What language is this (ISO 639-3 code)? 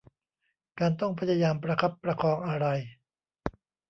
tha